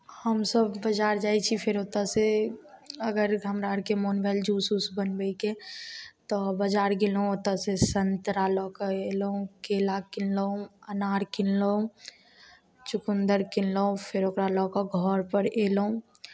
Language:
Maithili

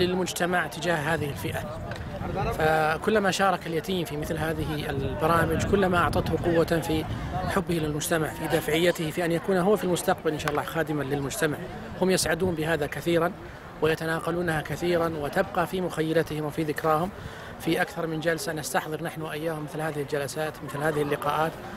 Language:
Arabic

